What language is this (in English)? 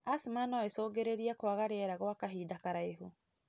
Kikuyu